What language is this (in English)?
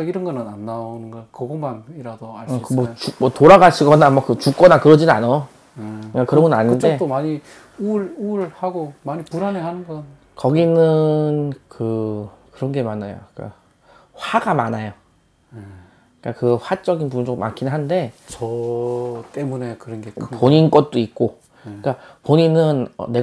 Korean